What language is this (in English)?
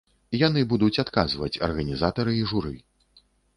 Belarusian